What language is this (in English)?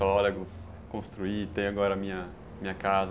Portuguese